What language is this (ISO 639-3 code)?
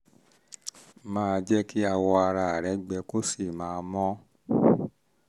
yor